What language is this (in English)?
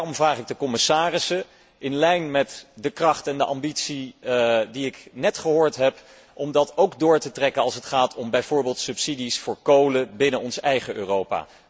Dutch